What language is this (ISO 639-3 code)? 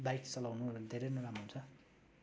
nep